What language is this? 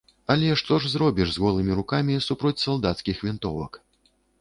Belarusian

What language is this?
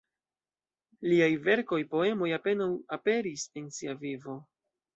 Esperanto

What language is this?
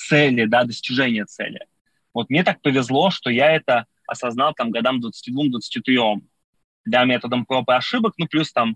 Russian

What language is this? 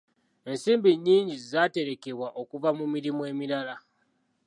Ganda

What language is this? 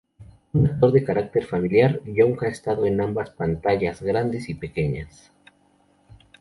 Spanish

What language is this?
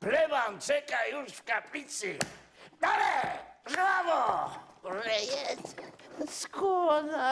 Polish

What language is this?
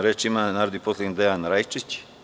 Serbian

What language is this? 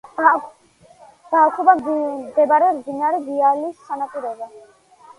Georgian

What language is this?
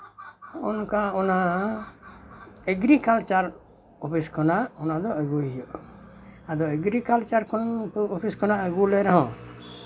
Santali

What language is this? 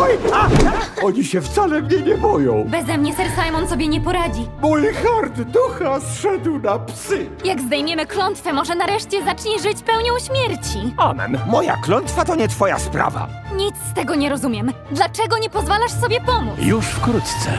Polish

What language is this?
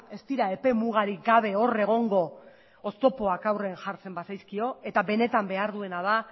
Basque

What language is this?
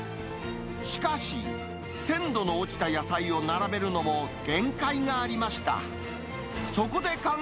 Japanese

